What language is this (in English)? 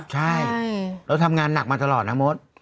Thai